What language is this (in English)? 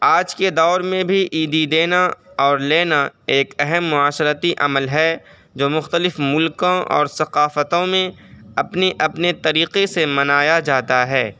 Urdu